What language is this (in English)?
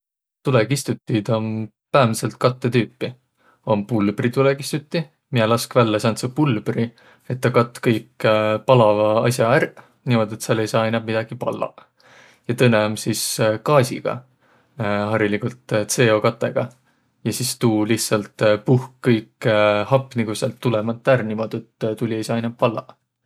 Võro